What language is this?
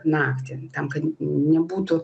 Lithuanian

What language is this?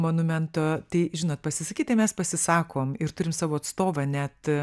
Lithuanian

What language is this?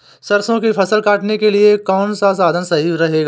Hindi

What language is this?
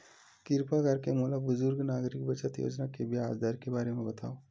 Chhattisgarhi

